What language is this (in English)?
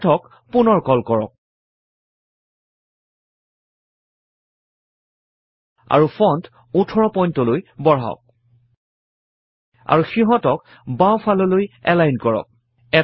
Assamese